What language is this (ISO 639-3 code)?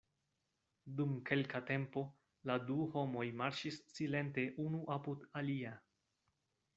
epo